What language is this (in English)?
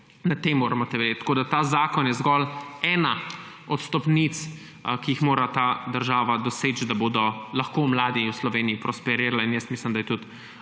Slovenian